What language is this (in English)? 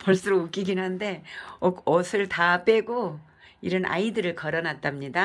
Korean